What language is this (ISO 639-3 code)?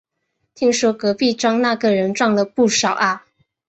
zho